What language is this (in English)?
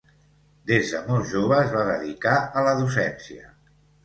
Catalan